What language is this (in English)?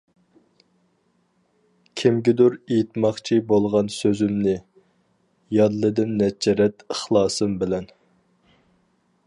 Uyghur